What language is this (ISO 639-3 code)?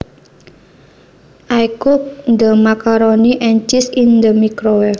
jav